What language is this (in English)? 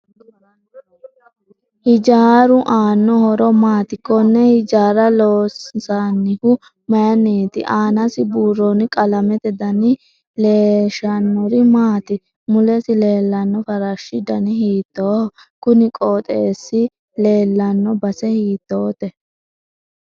Sidamo